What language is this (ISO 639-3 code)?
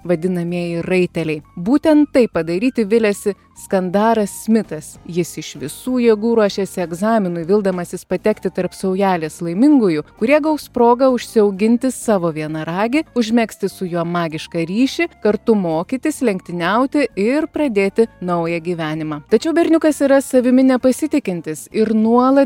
lit